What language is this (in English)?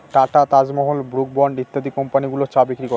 Bangla